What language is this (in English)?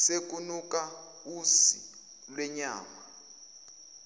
Zulu